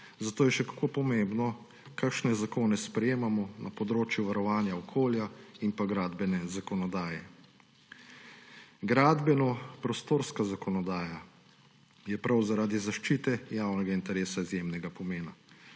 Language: Slovenian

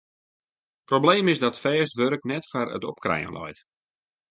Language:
Western Frisian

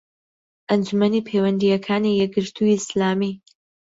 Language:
Central Kurdish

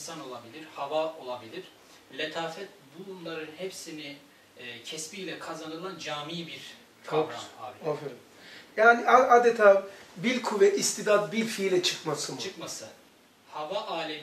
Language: Turkish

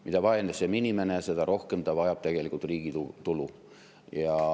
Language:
Estonian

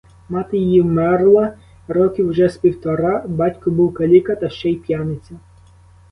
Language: Ukrainian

